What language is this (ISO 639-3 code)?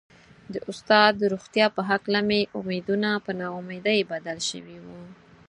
pus